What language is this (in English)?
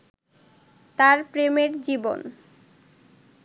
Bangla